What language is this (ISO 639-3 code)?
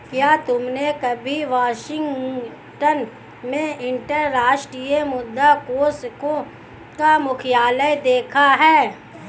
hin